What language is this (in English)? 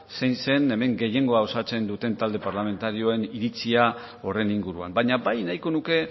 Basque